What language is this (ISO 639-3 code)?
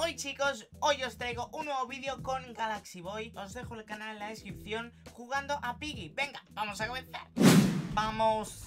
spa